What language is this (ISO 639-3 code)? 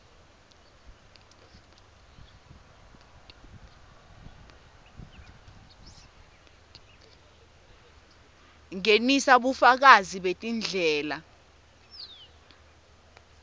ssw